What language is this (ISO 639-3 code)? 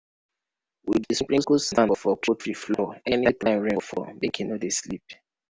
pcm